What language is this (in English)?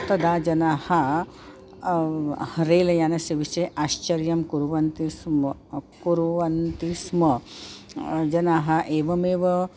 Sanskrit